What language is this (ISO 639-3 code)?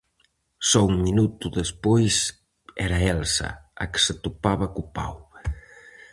glg